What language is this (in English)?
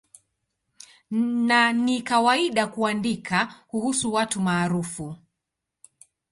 Swahili